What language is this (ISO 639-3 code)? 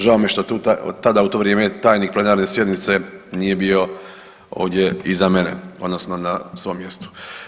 hrv